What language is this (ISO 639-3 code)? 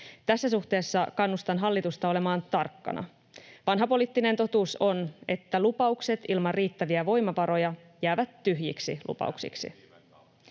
fin